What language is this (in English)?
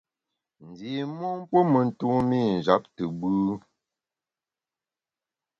Bamun